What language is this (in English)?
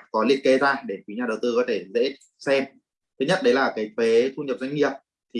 Vietnamese